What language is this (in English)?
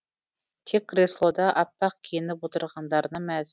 Kazakh